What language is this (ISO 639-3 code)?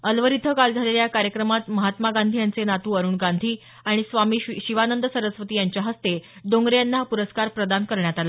mar